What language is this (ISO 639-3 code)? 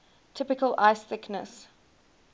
eng